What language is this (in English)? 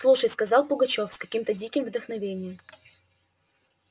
Russian